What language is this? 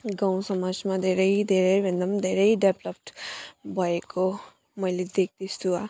Nepali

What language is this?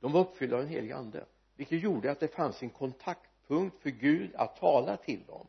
Swedish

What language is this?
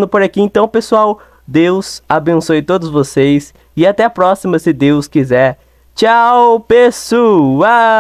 Portuguese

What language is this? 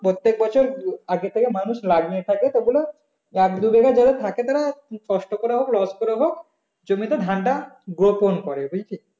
Bangla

